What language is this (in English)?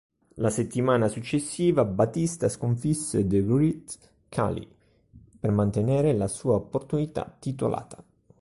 Italian